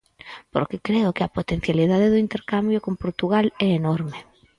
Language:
Galician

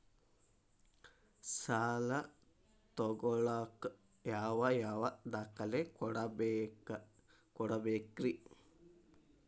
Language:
Kannada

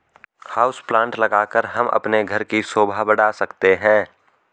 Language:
Hindi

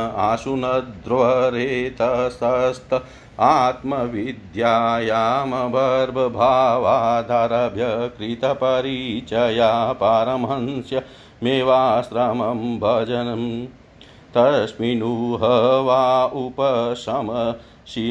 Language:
Hindi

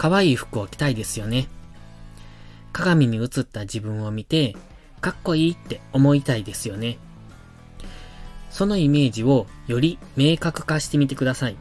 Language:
Japanese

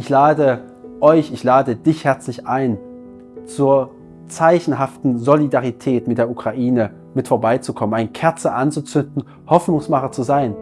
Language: German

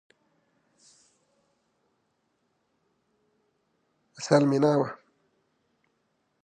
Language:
Italian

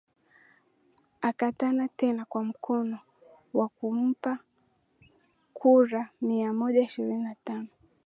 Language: Swahili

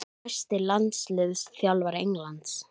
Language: Icelandic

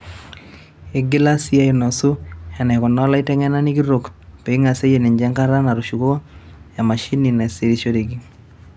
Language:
Masai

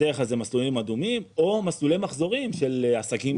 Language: Hebrew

